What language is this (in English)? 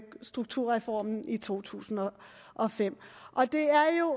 Danish